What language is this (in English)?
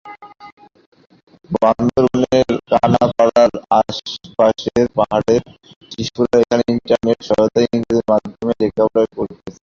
Bangla